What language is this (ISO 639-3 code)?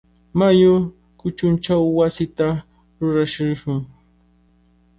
qvl